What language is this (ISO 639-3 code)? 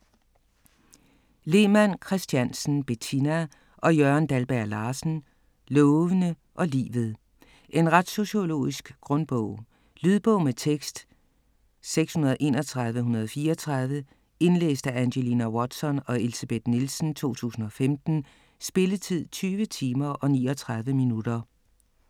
dan